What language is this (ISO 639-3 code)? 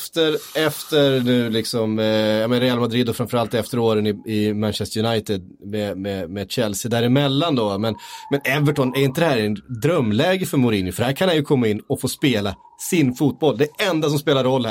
swe